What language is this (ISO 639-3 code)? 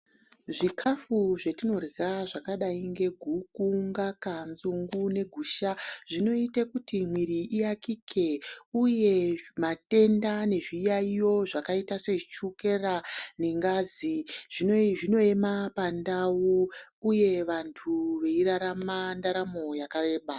ndc